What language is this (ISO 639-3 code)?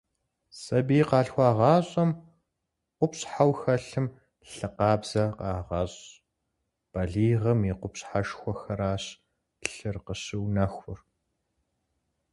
kbd